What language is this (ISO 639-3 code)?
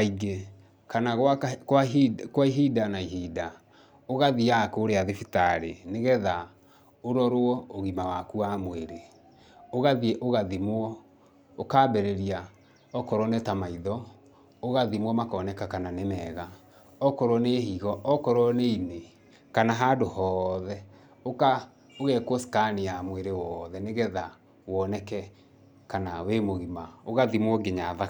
kik